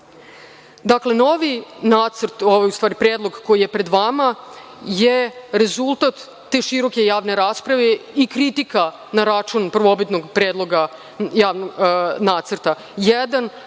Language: Serbian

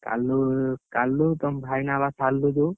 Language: Odia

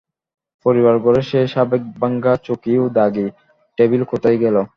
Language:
Bangla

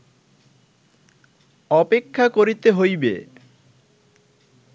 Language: Bangla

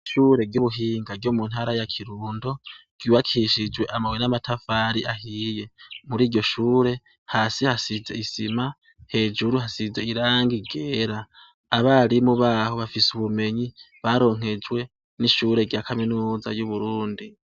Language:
Rundi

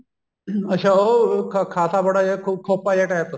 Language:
Punjabi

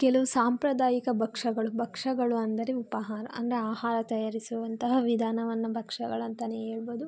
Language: Kannada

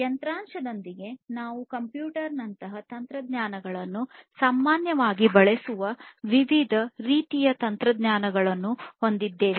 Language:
Kannada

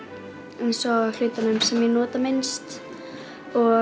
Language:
Icelandic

